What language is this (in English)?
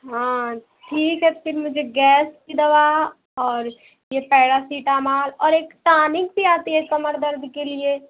Hindi